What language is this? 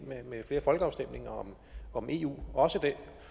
Danish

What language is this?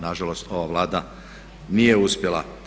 Croatian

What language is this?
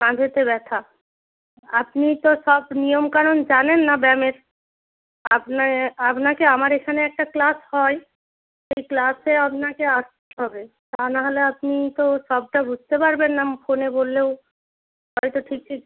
Bangla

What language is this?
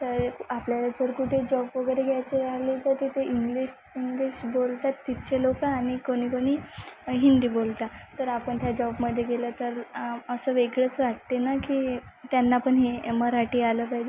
Marathi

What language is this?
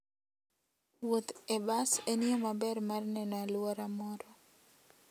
Luo (Kenya and Tanzania)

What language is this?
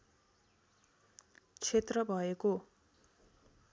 Nepali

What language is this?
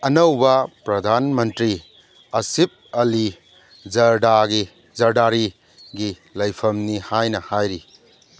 Manipuri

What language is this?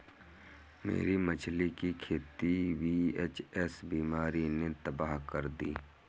Hindi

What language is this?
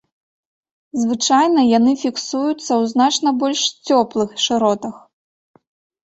Belarusian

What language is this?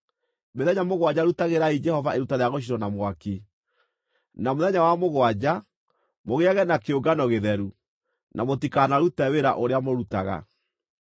Kikuyu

